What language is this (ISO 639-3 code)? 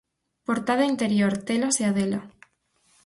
glg